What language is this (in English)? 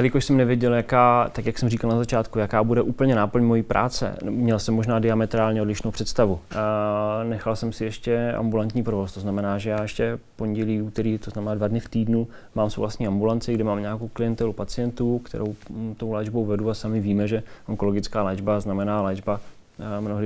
Czech